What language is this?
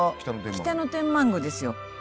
Japanese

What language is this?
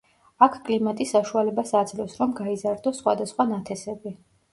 Georgian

